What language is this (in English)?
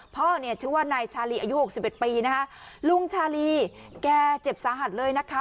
Thai